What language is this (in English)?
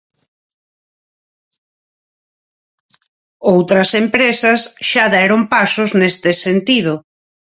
Galician